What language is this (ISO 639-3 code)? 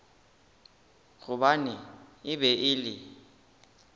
nso